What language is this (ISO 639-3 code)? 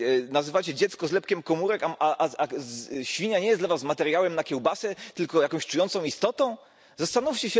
pol